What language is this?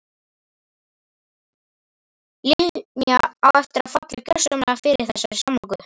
Icelandic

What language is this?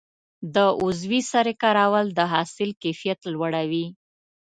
Pashto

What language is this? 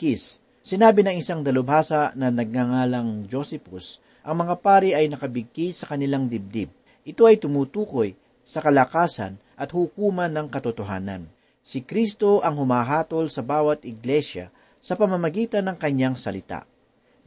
Filipino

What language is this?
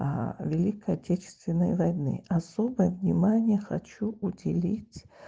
Russian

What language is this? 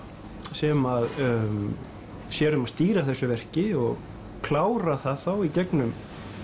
Icelandic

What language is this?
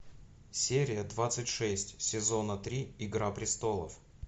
Russian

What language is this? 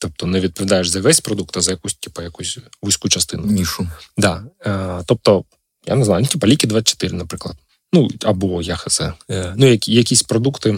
Ukrainian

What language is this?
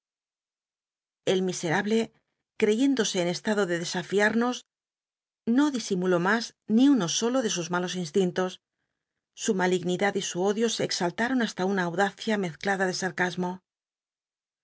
Spanish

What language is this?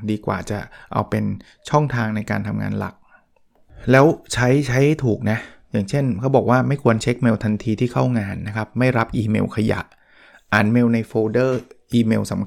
Thai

